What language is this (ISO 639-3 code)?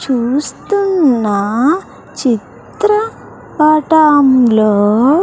tel